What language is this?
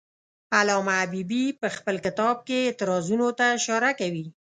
Pashto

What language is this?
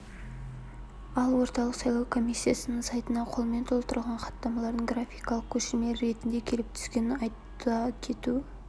Kazakh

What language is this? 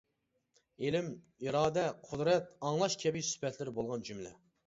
Uyghur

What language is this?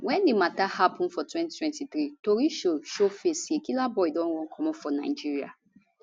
Nigerian Pidgin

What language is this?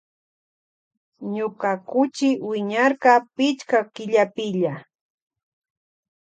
Loja Highland Quichua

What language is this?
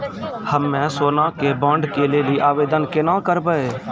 Maithili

